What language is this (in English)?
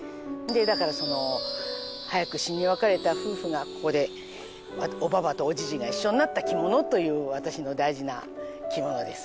Japanese